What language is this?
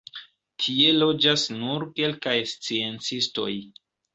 Esperanto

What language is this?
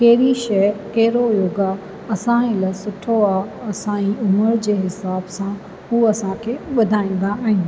Sindhi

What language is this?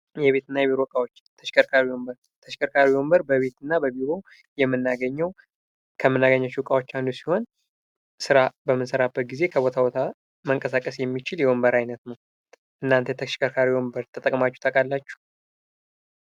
Amharic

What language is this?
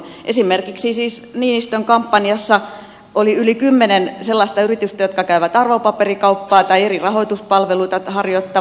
Finnish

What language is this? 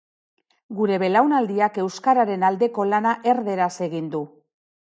Basque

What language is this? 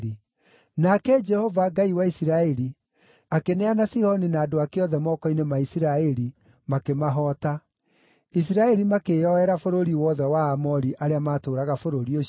Kikuyu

